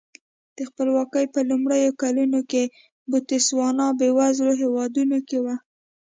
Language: Pashto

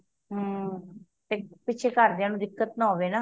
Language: Punjabi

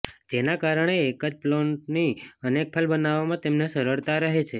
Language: Gujarati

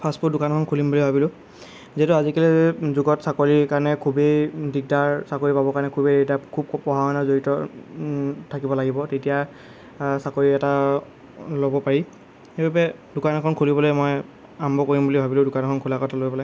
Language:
Assamese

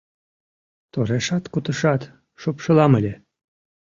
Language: Mari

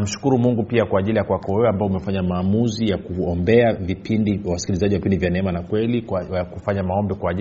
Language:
Swahili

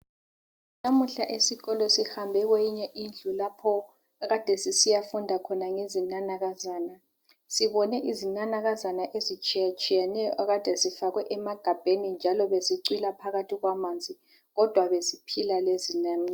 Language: North Ndebele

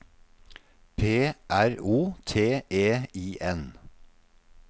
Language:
Norwegian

